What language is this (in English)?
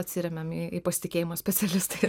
Lithuanian